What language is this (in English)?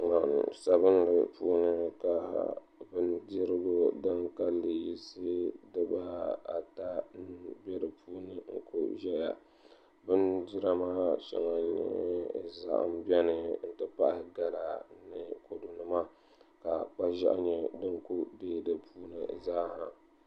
Dagbani